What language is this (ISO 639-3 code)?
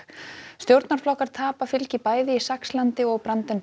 isl